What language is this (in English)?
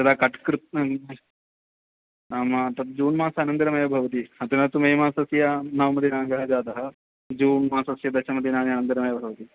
Sanskrit